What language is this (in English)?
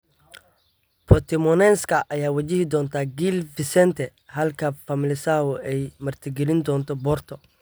Somali